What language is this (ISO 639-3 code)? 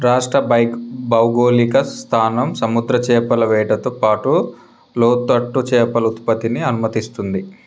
tel